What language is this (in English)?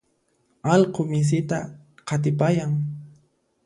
Puno Quechua